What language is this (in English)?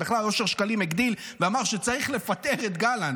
Hebrew